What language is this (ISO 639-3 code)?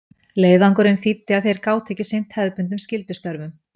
isl